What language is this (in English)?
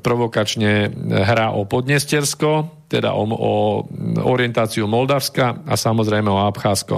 Slovak